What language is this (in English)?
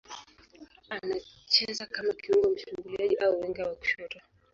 Swahili